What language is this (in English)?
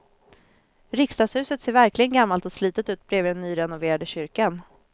Swedish